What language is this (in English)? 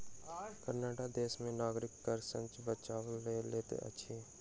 Maithili